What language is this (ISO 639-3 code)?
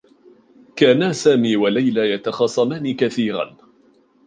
ara